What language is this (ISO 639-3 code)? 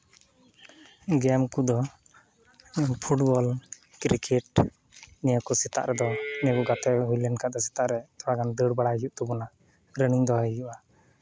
sat